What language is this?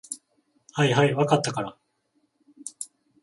Japanese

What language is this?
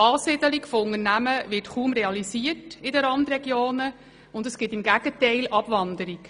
Swiss German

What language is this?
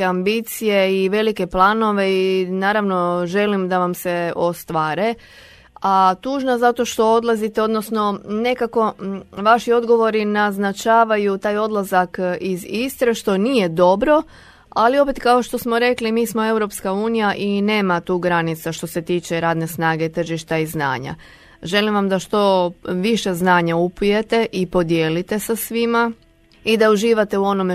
Croatian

